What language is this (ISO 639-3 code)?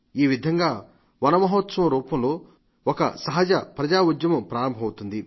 tel